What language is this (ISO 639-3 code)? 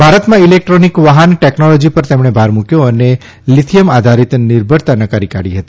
guj